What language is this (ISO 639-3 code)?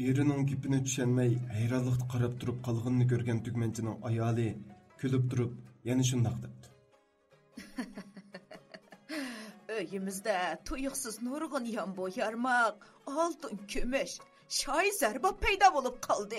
tur